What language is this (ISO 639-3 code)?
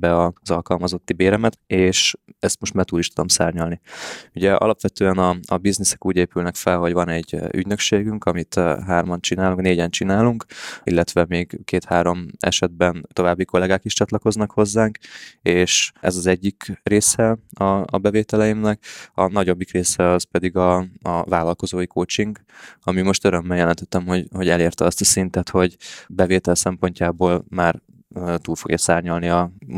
hun